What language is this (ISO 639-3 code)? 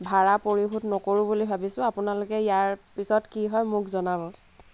asm